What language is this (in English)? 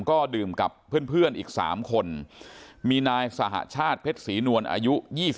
Thai